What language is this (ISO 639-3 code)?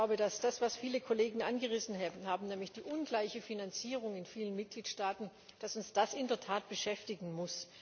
deu